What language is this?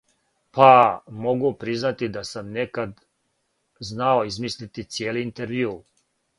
Serbian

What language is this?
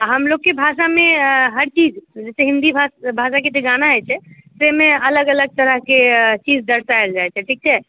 Maithili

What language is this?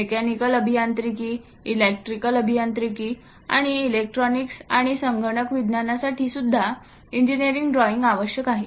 Marathi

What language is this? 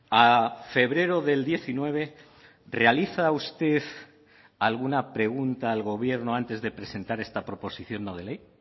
Spanish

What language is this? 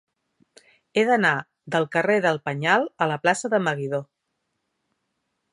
Catalan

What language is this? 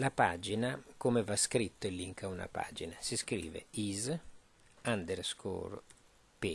Italian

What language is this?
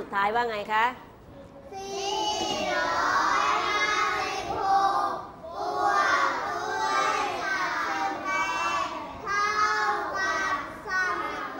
Thai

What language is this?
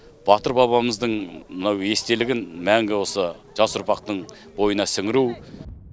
Kazakh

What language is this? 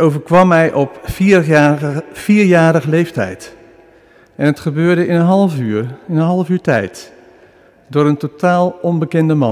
Dutch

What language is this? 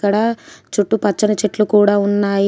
Telugu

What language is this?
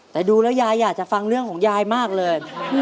Thai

